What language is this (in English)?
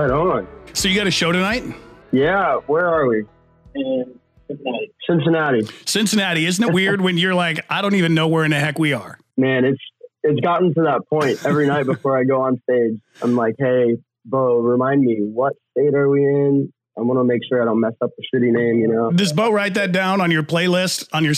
English